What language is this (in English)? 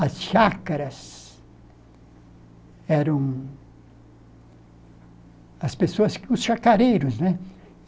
Portuguese